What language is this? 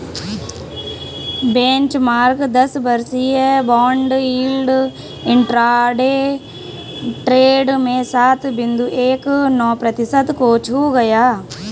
Hindi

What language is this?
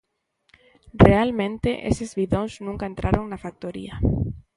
Galician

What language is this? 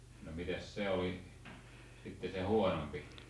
Finnish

